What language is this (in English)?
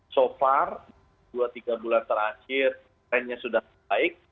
Indonesian